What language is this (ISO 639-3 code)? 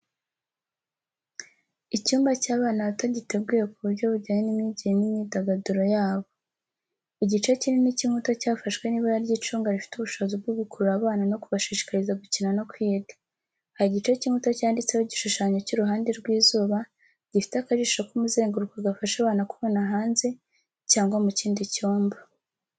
kin